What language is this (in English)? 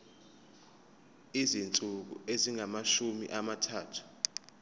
Zulu